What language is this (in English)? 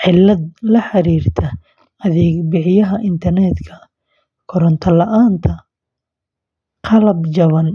Somali